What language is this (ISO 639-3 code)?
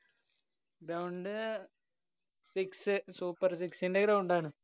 mal